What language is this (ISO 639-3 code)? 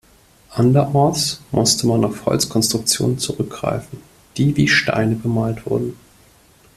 deu